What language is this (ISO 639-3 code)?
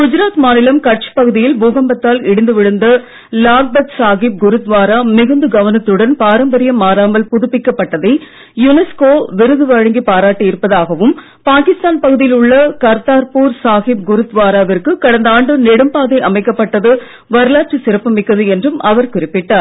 tam